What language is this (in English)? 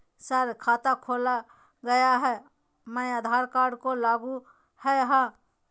Magahi